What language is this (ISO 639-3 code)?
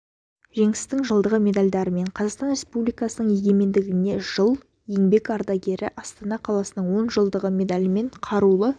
kaz